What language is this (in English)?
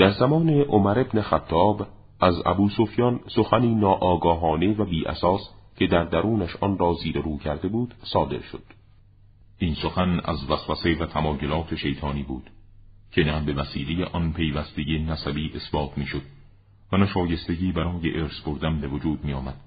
Persian